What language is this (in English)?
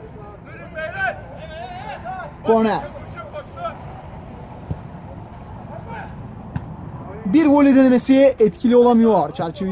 Turkish